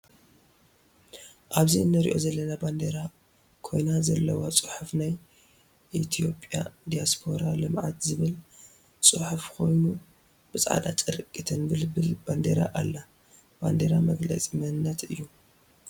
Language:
Tigrinya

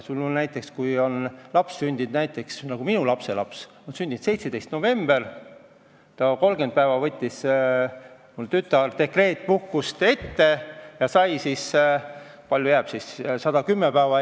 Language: Estonian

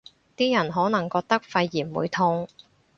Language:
Cantonese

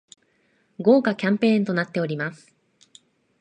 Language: Japanese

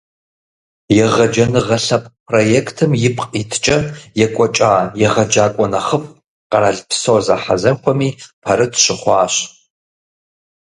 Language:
Kabardian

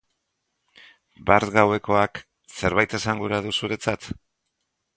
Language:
Basque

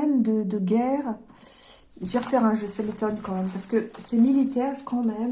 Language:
French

